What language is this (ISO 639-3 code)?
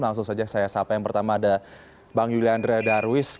ind